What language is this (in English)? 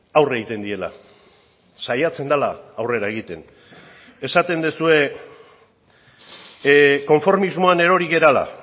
Basque